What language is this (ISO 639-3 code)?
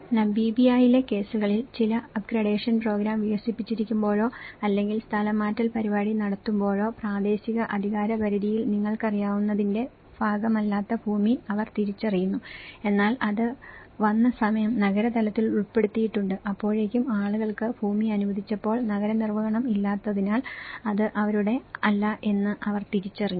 mal